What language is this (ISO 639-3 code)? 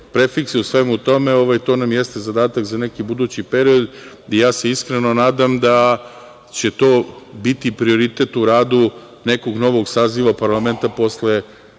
srp